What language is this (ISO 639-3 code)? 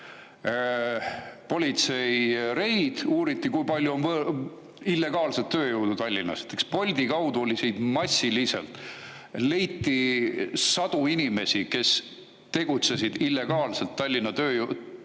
est